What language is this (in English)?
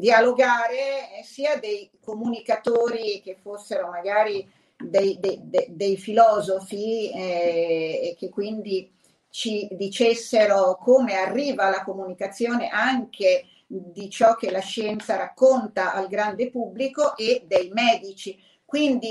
Italian